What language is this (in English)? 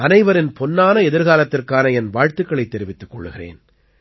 Tamil